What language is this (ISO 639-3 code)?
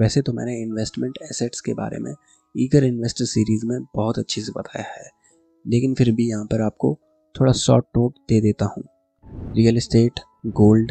hin